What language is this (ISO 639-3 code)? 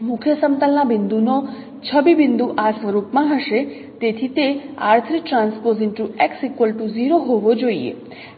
guj